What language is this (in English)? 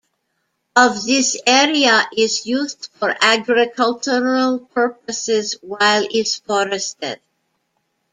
English